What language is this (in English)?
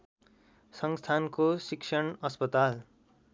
Nepali